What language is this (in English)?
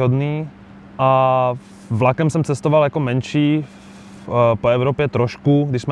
Czech